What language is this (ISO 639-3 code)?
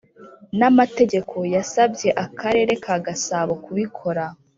kin